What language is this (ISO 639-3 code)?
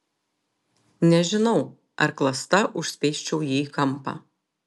lit